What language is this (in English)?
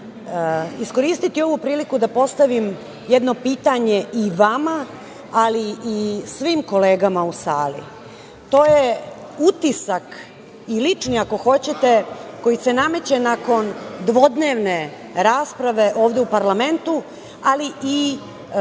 Serbian